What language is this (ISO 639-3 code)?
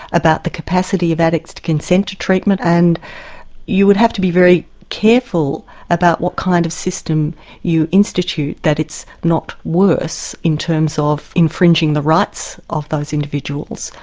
eng